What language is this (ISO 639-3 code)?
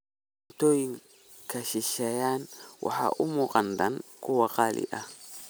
som